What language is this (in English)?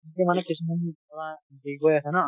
Assamese